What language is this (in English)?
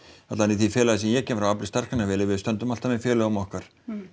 Icelandic